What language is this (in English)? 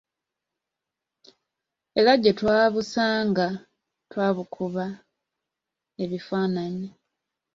Ganda